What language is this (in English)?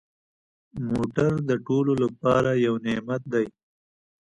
Pashto